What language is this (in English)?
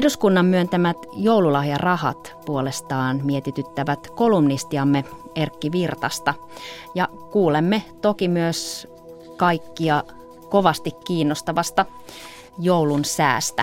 Finnish